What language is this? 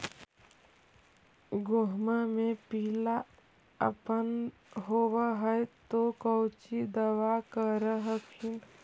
Magahi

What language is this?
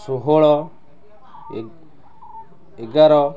Odia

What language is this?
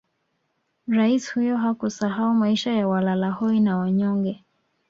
Swahili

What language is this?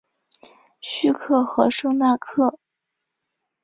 Chinese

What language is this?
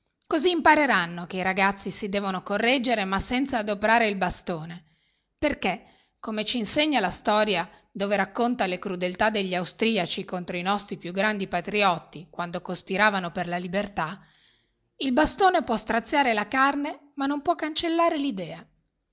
Italian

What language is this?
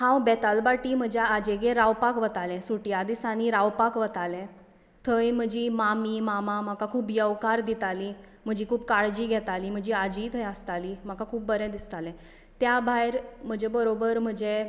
Konkani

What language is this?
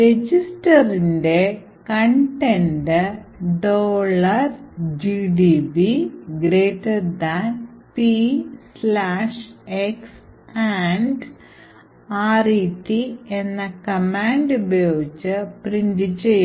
Malayalam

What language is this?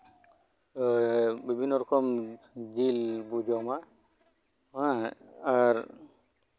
Santali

